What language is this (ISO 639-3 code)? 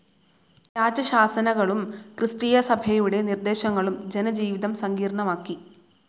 mal